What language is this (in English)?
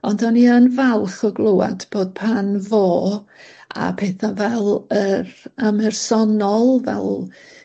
Welsh